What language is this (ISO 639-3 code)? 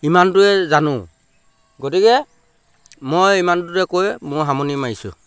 asm